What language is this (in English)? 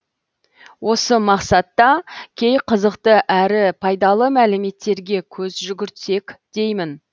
Kazakh